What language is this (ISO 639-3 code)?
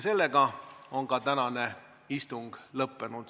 est